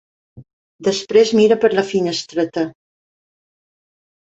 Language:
Catalan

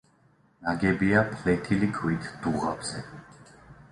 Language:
Georgian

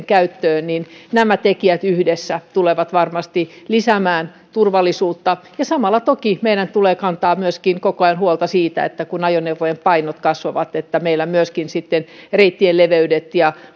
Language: Finnish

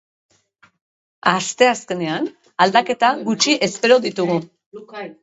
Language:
Basque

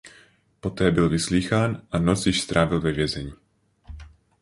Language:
Czech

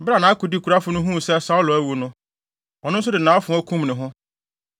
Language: Akan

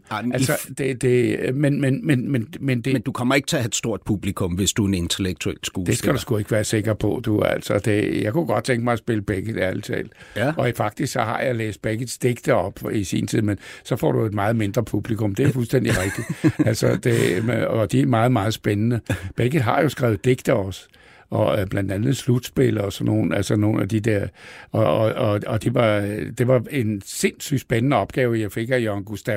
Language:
Danish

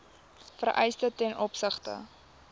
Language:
Afrikaans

